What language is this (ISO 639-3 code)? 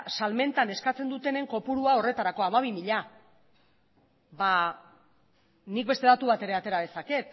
eus